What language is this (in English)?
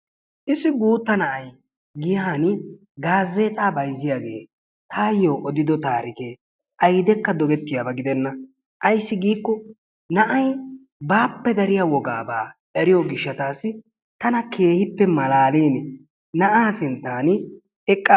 Wolaytta